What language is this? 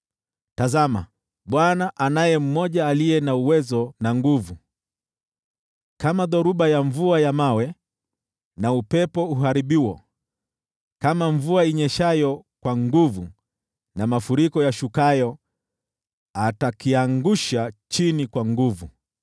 Swahili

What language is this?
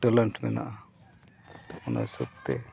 Santali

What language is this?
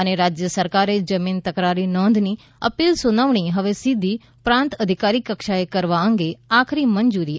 Gujarati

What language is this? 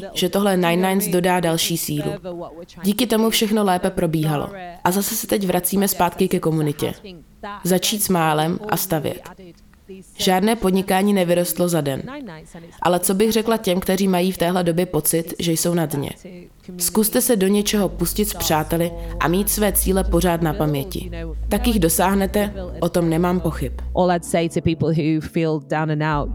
Czech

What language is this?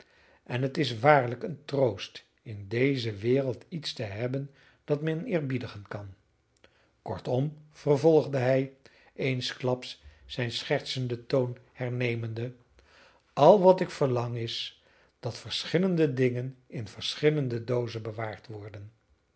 Dutch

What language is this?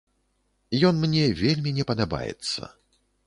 Belarusian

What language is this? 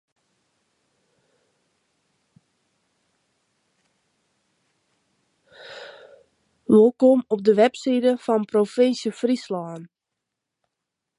Western Frisian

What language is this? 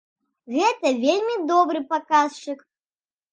Belarusian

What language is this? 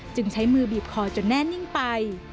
Thai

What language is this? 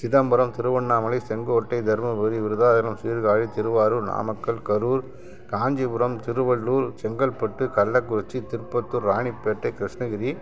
Tamil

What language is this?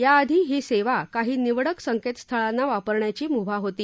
Marathi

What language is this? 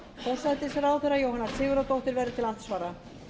Icelandic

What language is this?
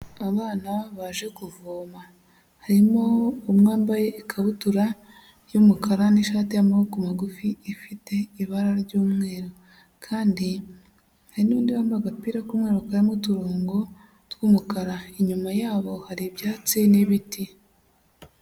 Kinyarwanda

